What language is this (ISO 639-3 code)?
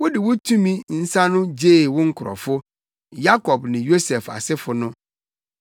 aka